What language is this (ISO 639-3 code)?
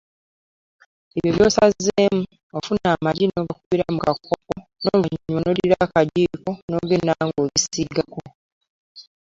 lug